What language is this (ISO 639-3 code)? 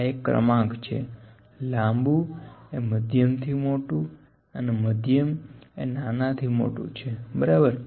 guj